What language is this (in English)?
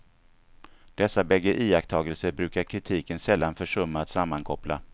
Swedish